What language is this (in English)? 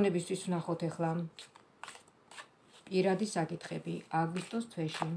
Romanian